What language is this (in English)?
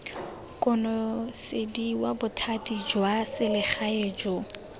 Tswana